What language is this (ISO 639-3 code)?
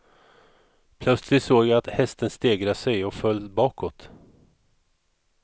swe